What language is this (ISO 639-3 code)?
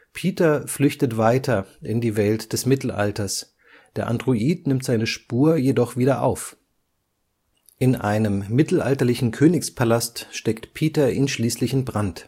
deu